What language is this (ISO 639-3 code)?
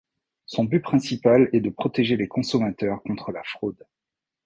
fra